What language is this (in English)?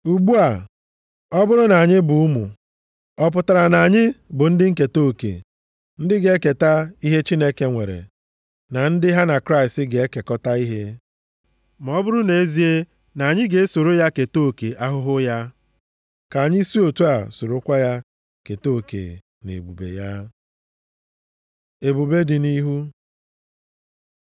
Igbo